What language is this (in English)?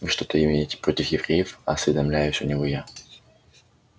Russian